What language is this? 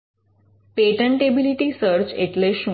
Gujarati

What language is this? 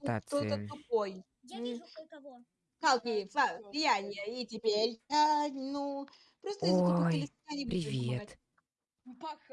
Russian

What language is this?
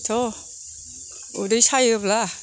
Bodo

